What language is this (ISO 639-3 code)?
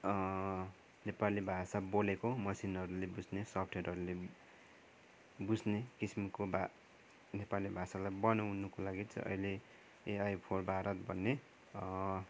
nep